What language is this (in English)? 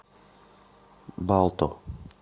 Russian